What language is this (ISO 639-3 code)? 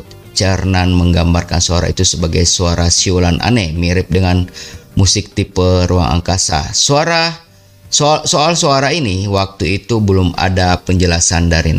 ind